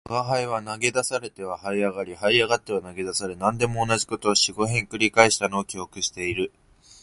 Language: Japanese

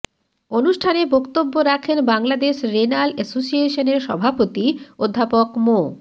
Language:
Bangla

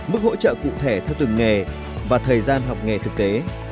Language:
Vietnamese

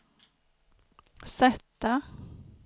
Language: Swedish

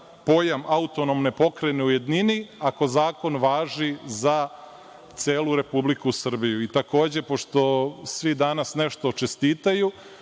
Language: Serbian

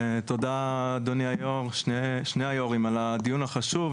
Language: Hebrew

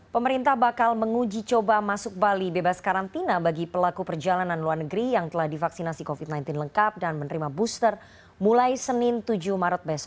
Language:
Indonesian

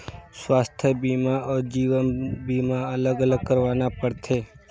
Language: Chhattisgarhi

